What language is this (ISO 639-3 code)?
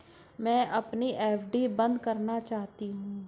hin